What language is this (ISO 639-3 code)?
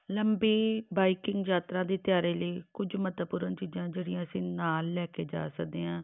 pan